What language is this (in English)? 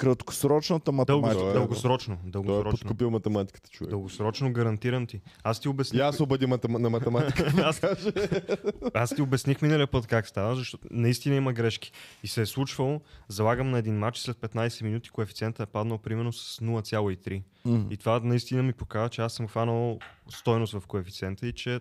Bulgarian